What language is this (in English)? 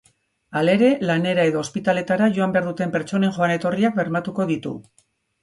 Basque